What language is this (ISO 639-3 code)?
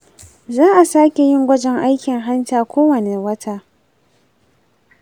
hau